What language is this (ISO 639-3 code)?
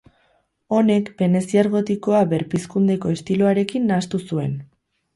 eus